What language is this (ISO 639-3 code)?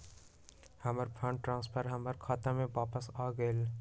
mag